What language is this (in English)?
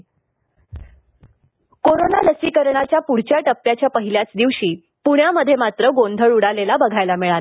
Marathi